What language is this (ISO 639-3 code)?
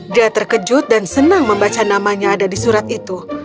ind